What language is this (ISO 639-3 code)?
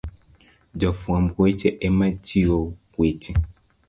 luo